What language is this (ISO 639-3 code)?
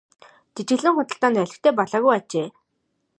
mon